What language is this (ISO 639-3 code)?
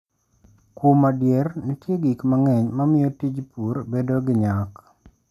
luo